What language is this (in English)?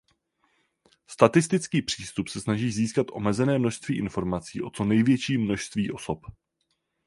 Czech